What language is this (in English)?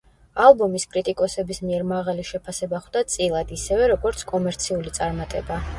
Georgian